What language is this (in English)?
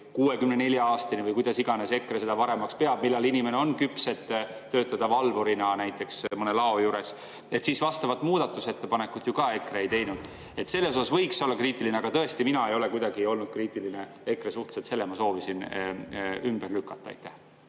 Estonian